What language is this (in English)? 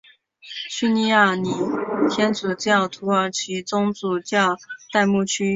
Chinese